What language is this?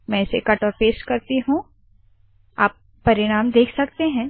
Hindi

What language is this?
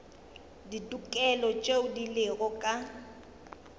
Northern Sotho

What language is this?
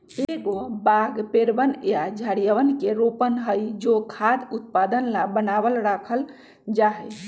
Magahi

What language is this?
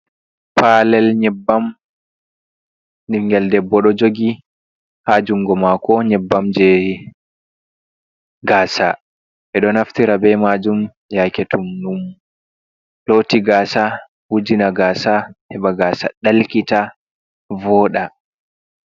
Fula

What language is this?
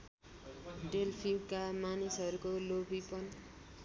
Nepali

